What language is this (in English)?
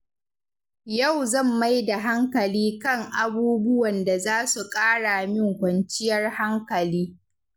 Hausa